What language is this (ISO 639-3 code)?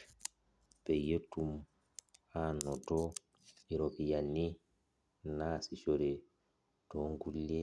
mas